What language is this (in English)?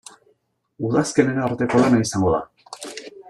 Basque